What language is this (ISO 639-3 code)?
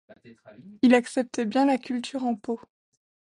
fra